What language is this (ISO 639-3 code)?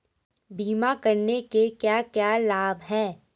hin